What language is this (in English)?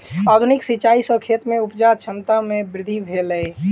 Maithili